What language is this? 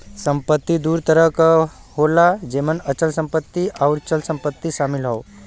Bhojpuri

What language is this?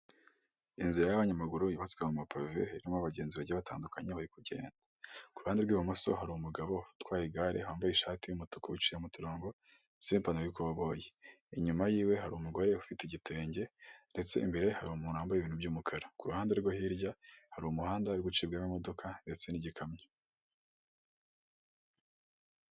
Kinyarwanda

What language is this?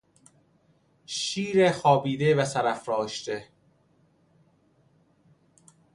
Persian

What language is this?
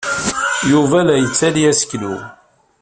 Kabyle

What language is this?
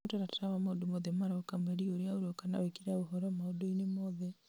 Kikuyu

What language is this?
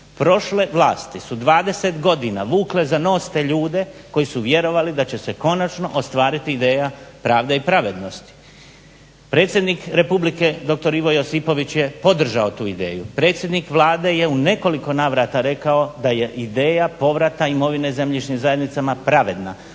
Croatian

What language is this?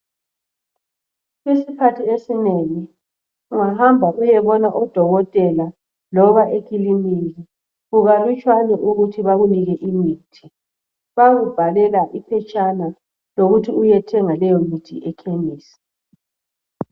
North Ndebele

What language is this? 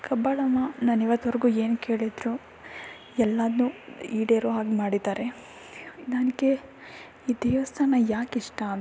Kannada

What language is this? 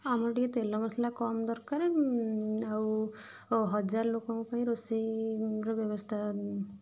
Odia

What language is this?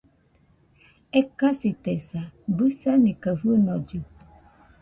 Nüpode Huitoto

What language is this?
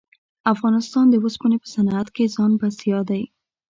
Pashto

